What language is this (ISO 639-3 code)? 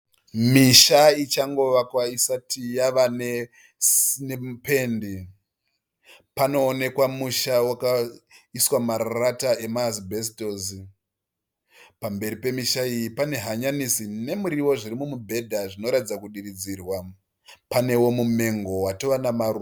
sna